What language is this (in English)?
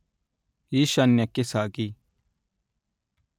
Kannada